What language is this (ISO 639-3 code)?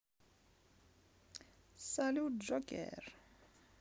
rus